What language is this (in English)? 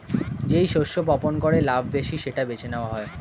Bangla